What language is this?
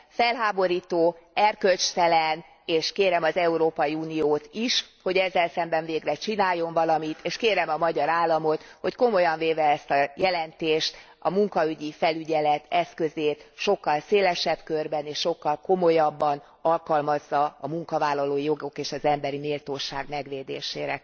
Hungarian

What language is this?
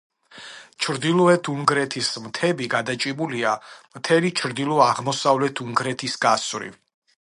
Georgian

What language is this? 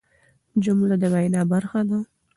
Pashto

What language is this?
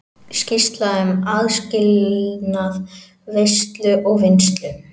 Icelandic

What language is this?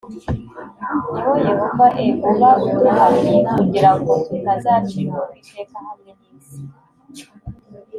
Kinyarwanda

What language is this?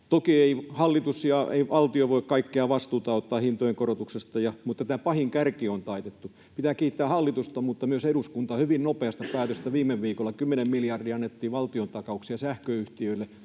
Finnish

